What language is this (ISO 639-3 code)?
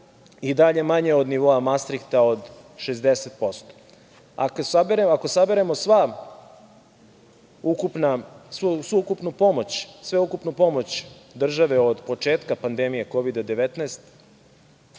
srp